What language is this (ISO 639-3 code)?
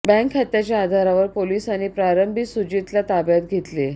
mar